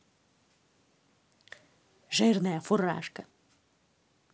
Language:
Russian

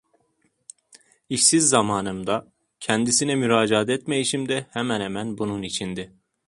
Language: Turkish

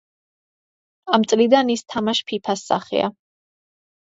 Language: Georgian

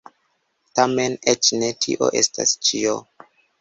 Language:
Esperanto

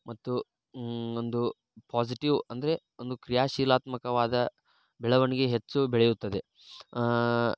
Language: Kannada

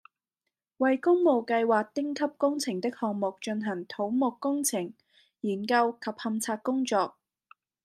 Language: Cantonese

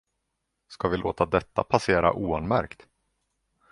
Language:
Swedish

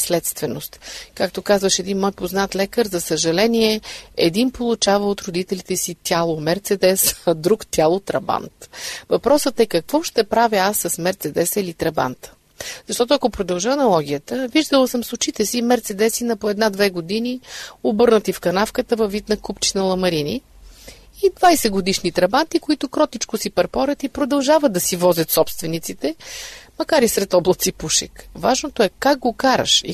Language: Bulgarian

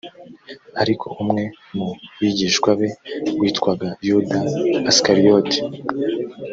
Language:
Kinyarwanda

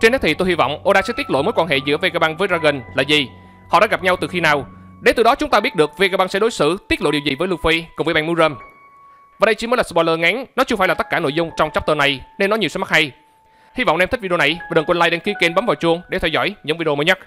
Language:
Vietnamese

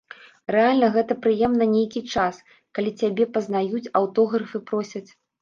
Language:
Belarusian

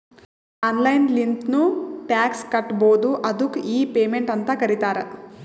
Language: Kannada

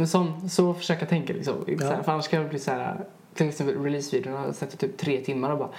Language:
Swedish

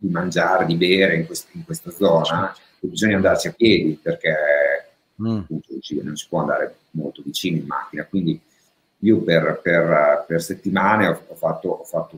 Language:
Italian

